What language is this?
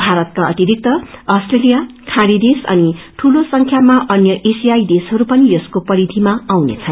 Nepali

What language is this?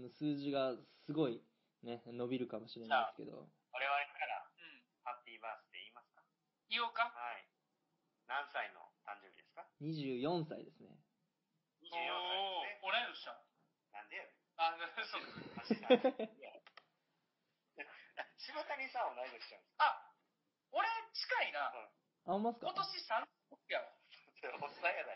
Japanese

